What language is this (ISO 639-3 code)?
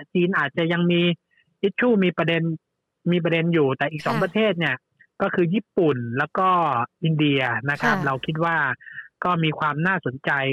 tha